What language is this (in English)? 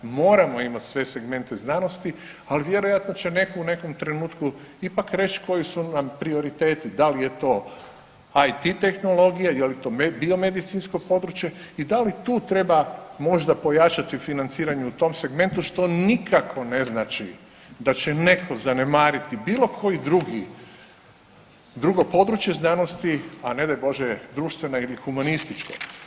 Croatian